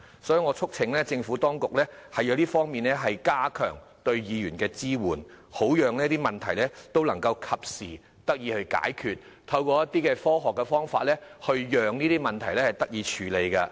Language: Cantonese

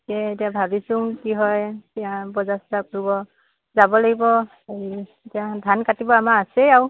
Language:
Assamese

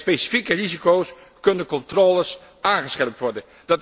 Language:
Dutch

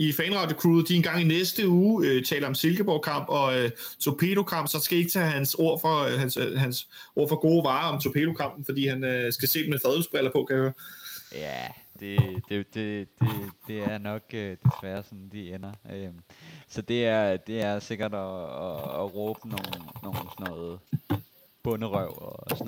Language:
Danish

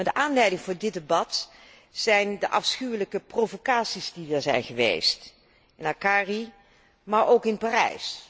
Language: Dutch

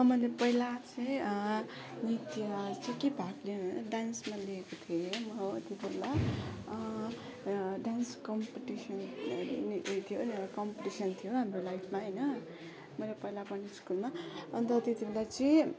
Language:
Nepali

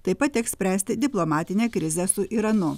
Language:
Lithuanian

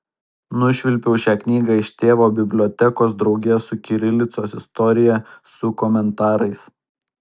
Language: Lithuanian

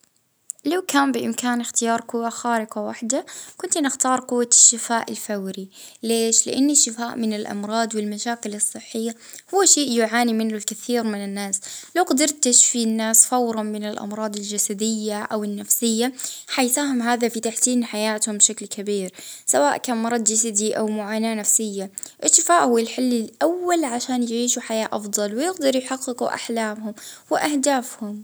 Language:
Libyan Arabic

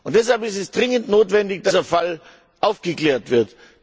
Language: German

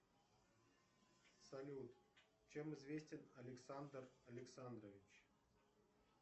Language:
Russian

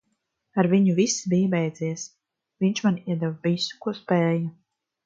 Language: Latvian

